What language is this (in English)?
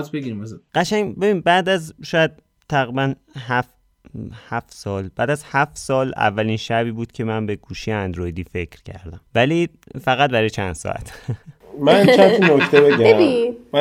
Persian